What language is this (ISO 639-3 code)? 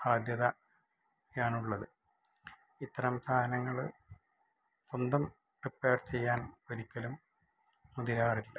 mal